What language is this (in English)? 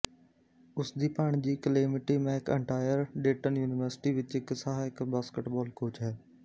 Punjabi